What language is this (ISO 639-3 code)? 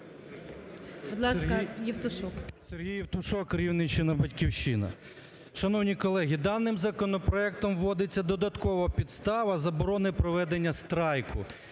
ukr